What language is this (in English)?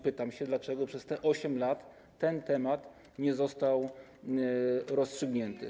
Polish